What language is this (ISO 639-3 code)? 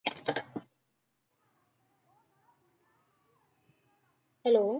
pan